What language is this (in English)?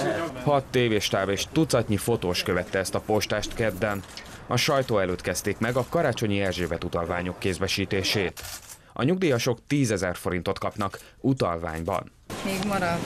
Hungarian